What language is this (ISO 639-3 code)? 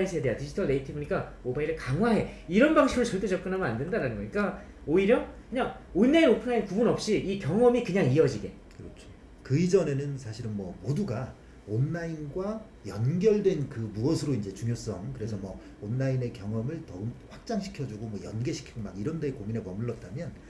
kor